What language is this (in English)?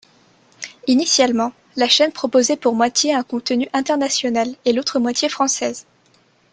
French